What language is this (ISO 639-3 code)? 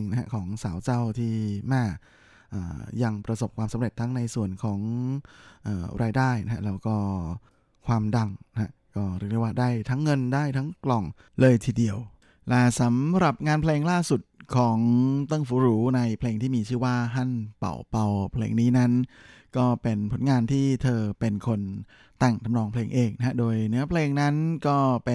tha